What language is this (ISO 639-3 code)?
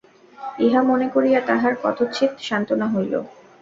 ben